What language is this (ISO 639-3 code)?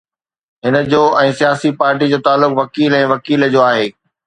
snd